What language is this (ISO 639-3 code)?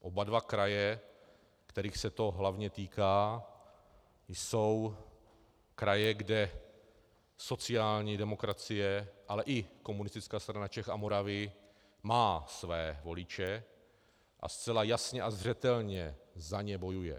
ces